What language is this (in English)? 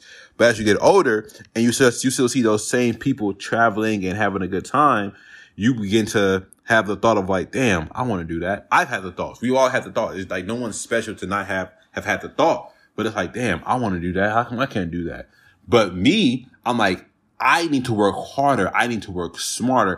English